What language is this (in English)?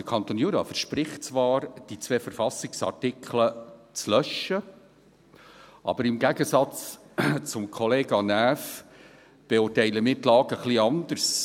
Swiss German